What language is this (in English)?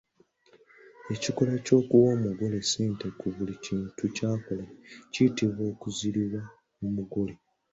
Ganda